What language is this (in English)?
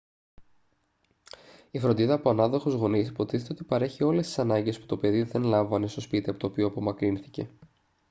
Greek